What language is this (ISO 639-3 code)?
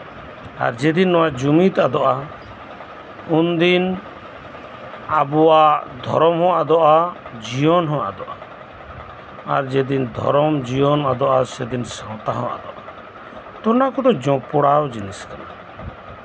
sat